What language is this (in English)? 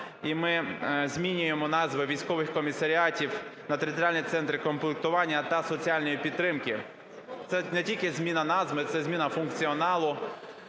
Ukrainian